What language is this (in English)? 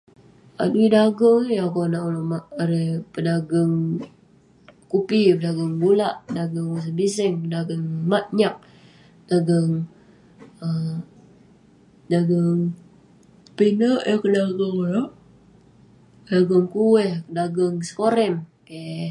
Western Penan